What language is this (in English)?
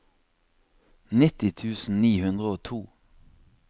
Norwegian